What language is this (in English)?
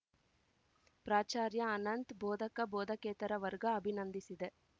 Kannada